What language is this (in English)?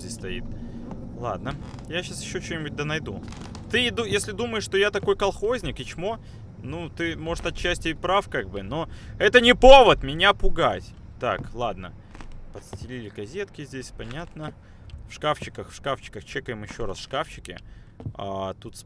Russian